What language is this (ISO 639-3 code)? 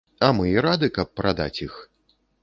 bel